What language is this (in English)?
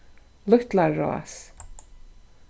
Faroese